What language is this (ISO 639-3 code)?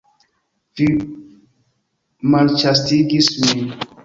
epo